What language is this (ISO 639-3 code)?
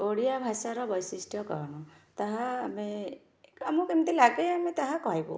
ori